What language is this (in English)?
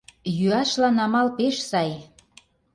Mari